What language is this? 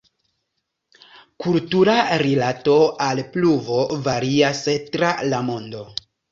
Esperanto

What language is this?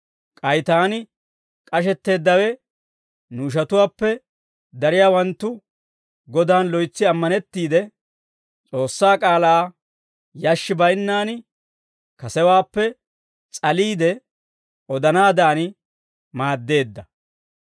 Dawro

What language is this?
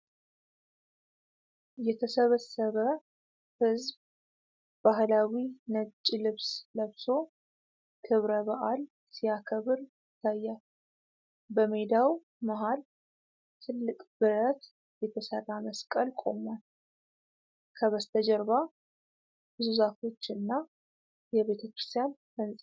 Amharic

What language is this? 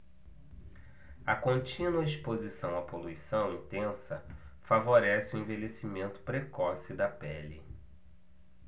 Portuguese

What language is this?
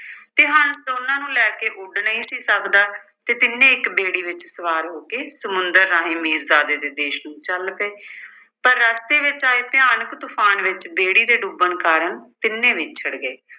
Punjabi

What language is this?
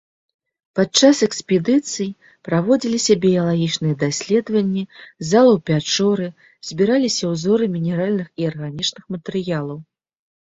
Belarusian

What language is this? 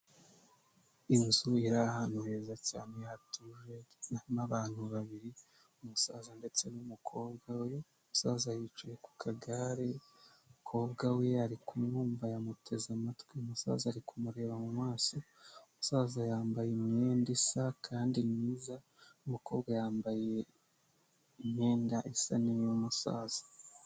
Kinyarwanda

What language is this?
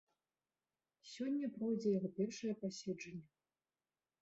Belarusian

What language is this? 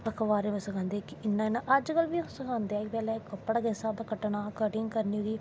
Dogri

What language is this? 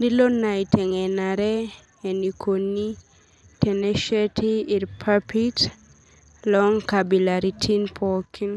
Masai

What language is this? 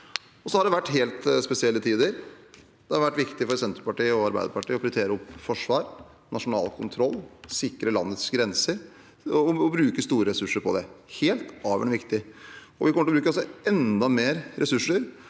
Norwegian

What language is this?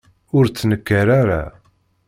Kabyle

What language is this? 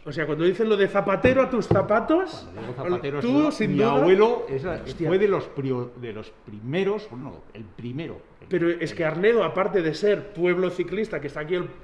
Spanish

